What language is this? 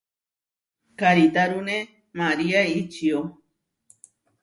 Huarijio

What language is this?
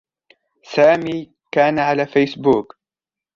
Arabic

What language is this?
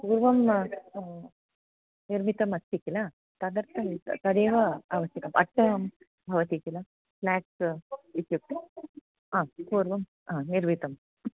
Sanskrit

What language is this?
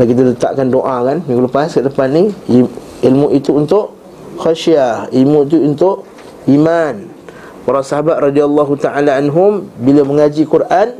Malay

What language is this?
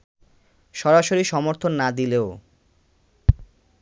Bangla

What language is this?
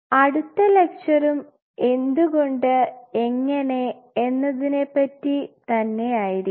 Malayalam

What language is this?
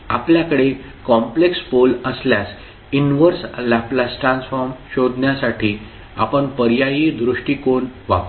Marathi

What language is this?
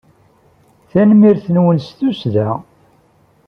Kabyle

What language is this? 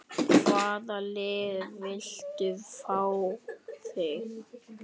Icelandic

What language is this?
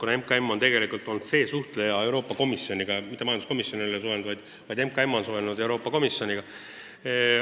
Estonian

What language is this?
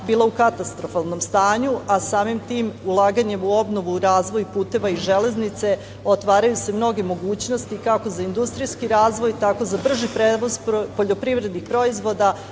Serbian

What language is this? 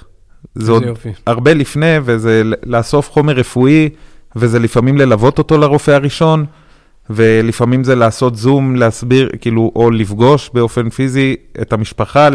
Hebrew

